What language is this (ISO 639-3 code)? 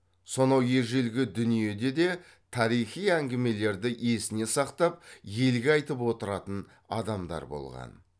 kaz